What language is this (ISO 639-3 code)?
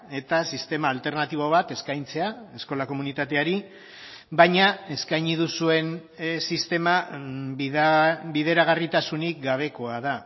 eus